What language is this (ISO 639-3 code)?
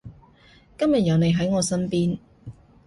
yue